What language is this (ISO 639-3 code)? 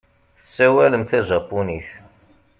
kab